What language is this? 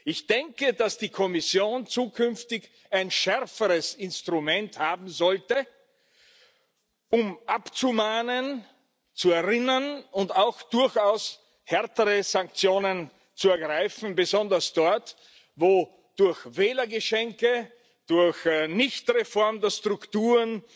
German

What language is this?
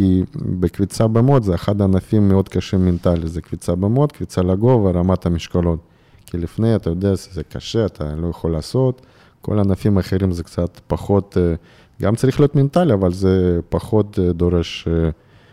Hebrew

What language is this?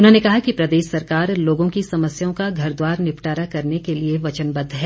Hindi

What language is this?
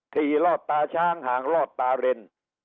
Thai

